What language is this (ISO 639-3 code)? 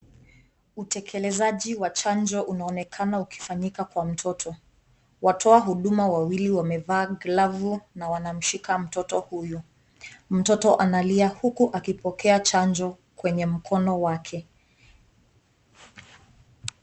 swa